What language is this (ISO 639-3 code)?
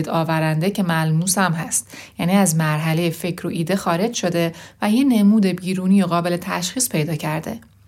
fas